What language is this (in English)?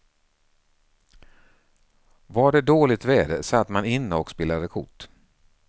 Swedish